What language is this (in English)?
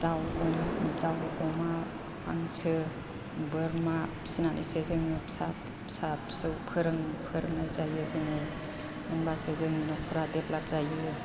Bodo